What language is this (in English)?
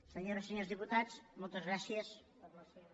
Catalan